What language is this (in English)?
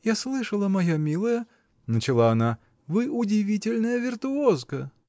Russian